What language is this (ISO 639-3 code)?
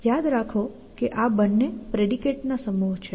guj